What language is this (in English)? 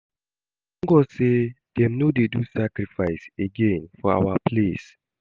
Nigerian Pidgin